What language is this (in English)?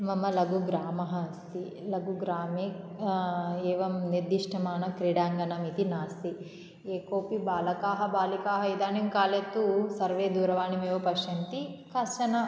Sanskrit